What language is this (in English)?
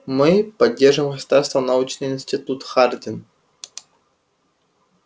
Russian